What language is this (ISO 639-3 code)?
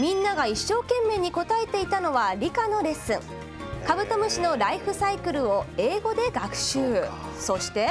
jpn